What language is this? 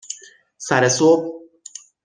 Persian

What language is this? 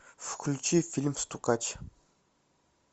Russian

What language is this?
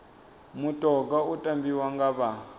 Venda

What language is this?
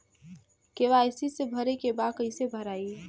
Bhojpuri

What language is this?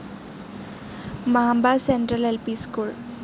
Malayalam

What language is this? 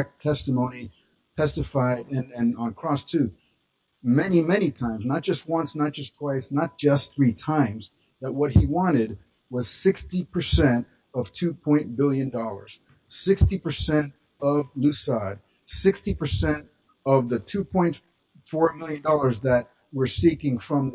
English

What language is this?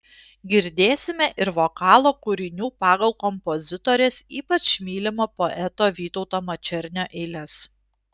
Lithuanian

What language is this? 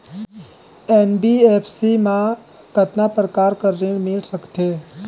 Chhattisgarhi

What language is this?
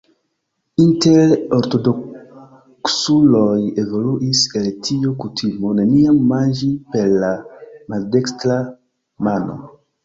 Esperanto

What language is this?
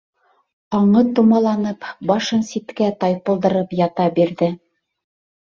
Bashkir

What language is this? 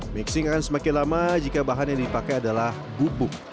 Indonesian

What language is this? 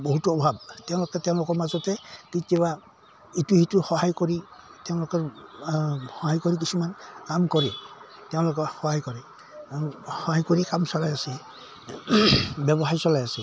Assamese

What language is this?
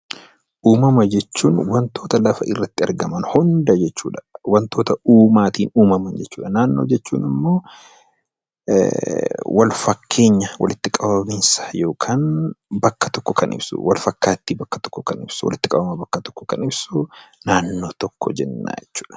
Oromo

